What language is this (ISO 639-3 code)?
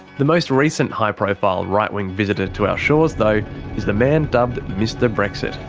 eng